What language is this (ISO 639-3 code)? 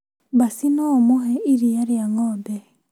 kik